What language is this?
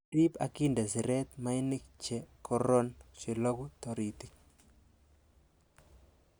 Kalenjin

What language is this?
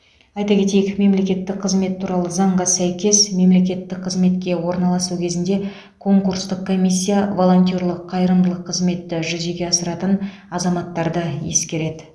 Kazakh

